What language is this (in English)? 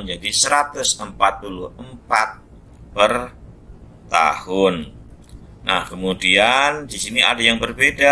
Indonesian